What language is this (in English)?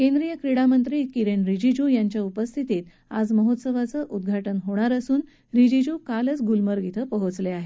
Marathi